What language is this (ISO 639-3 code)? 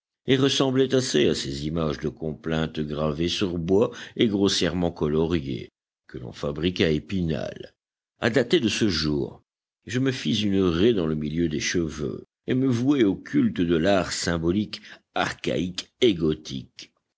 fra